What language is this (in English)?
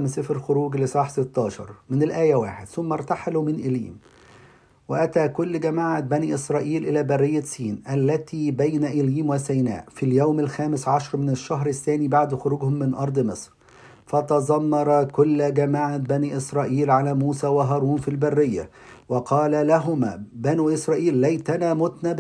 Arabic